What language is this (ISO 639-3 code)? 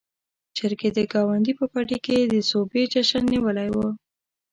pus